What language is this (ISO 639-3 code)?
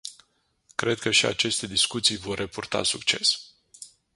ron